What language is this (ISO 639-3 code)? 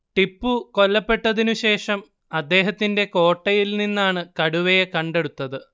mal